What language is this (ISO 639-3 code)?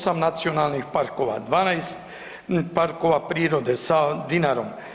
hrv